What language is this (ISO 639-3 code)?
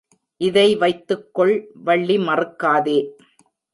tam